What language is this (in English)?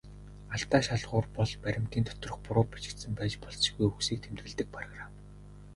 Mongolian